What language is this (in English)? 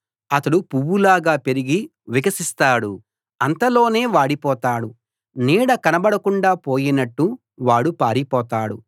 Telugu